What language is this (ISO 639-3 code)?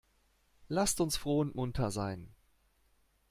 deu